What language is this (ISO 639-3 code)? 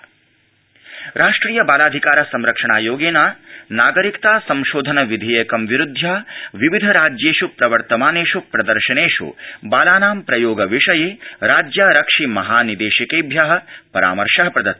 san